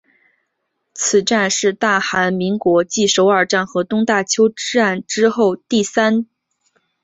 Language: Chinese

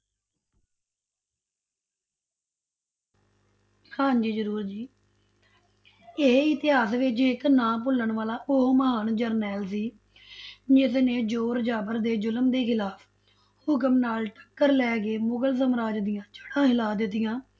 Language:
Punjabi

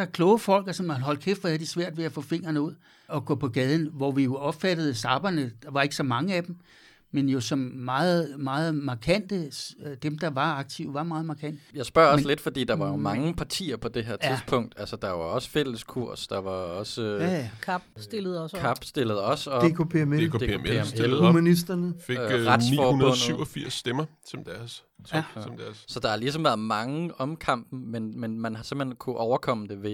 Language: Danish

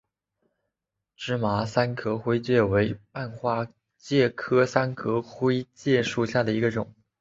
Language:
Chinese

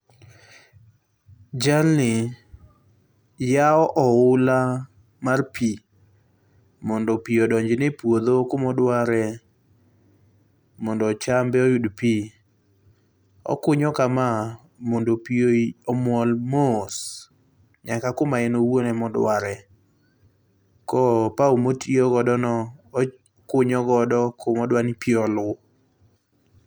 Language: Luo (Kenya and Tanzania)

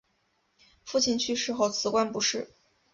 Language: Chinese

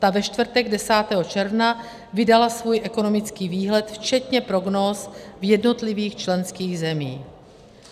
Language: Czech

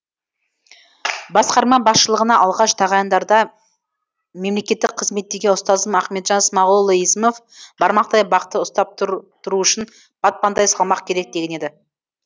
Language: Kazakh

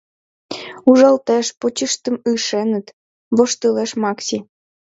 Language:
Mari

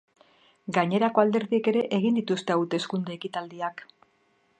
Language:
Basque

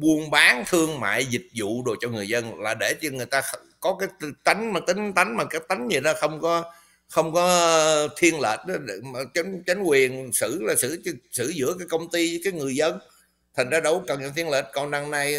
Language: Vietnamese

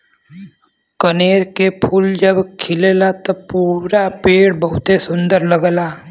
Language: Bhojpuri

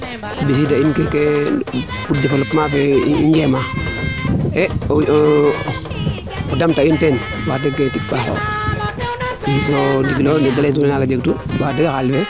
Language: Serer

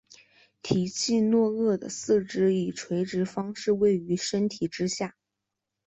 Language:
Chinese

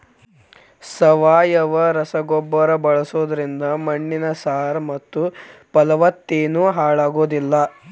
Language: Kannada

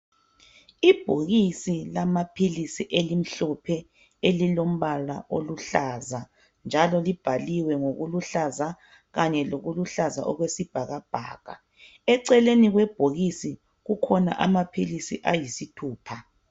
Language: North Ndebele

